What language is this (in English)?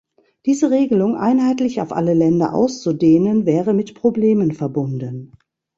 German